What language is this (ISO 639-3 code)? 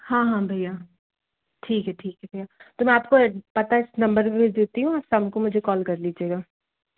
hin